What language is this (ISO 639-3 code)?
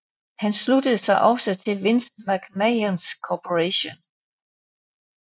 dan